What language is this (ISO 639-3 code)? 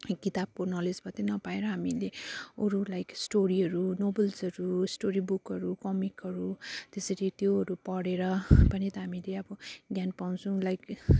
nep